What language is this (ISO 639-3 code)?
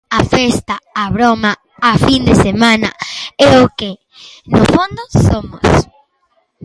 glg